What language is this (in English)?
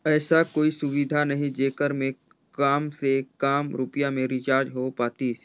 Chhattisgarhi